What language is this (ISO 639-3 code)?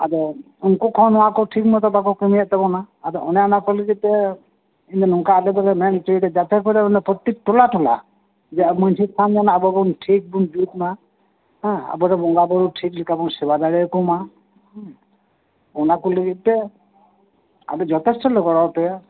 sat